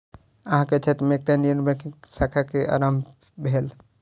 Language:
Maithili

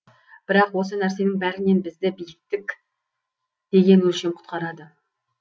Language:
Kazakh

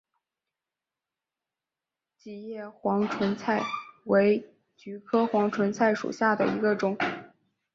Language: Chinese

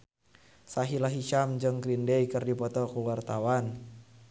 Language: Sundanese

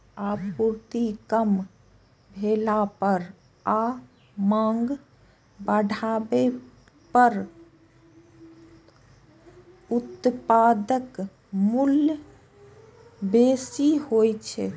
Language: Maithili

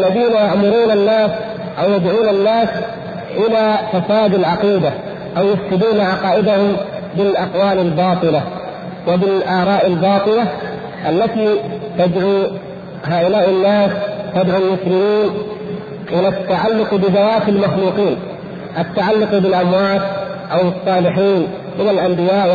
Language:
Arabic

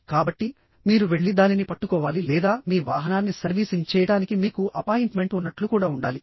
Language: Telugu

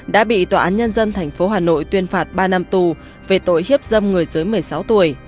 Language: Vietnamese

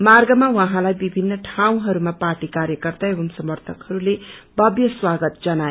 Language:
Nepali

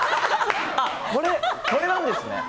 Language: Japanese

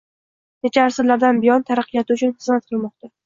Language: Uzbek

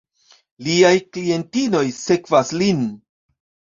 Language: Esperanto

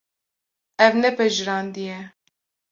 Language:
Kurdish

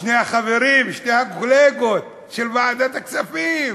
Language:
Hebrew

